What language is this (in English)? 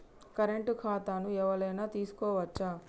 Telugu